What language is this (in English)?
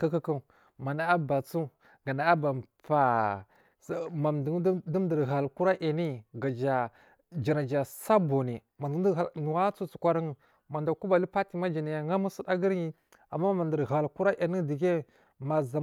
Marghi South